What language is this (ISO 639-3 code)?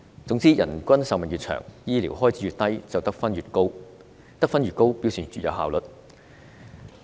yue